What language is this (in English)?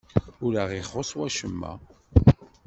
Kabyle